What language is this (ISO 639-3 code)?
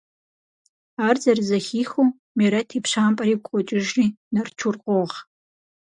kbd